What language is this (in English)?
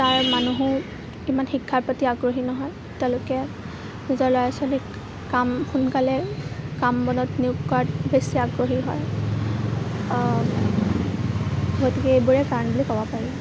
Assamese